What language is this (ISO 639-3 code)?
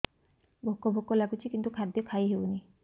ori